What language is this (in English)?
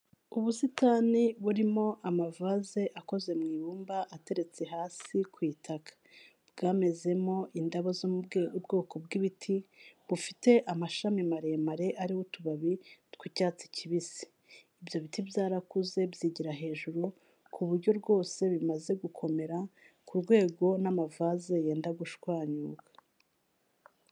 Kinyarwanda